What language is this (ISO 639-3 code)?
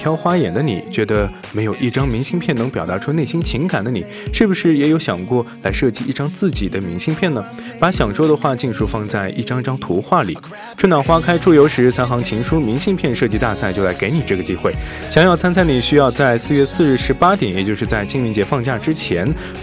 zho